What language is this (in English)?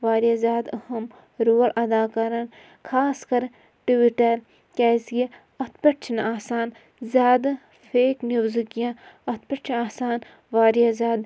Kashmiri